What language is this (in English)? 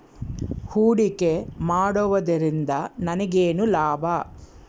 Kannada